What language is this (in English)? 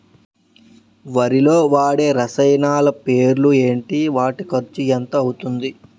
Telugu